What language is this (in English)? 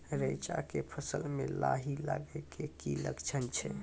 Maithili